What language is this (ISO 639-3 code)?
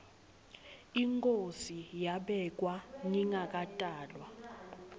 ssw